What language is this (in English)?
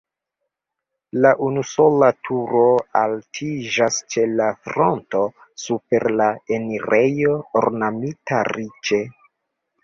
Esperanto